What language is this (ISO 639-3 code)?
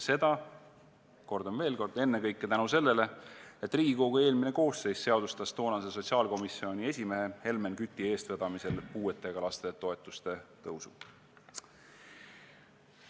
est